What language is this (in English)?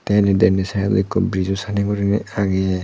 Chakma